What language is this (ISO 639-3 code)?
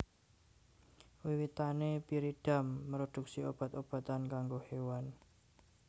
jav